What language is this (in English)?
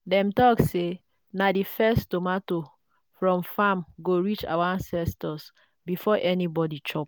Nigerian Pidgin